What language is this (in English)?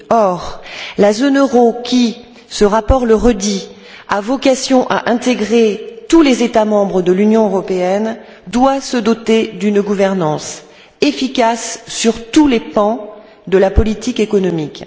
French